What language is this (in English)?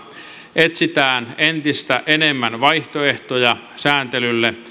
Finnish